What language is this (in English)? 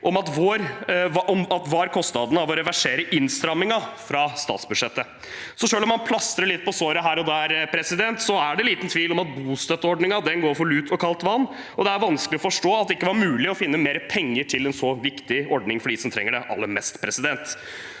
Norwegian